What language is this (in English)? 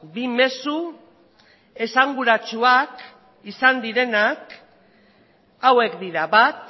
Basque